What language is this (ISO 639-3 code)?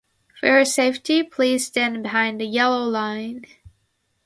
jpn